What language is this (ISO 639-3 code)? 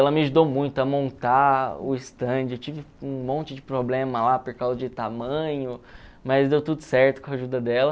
por